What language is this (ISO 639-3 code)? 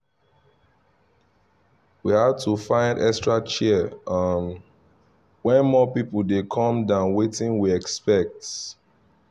pcm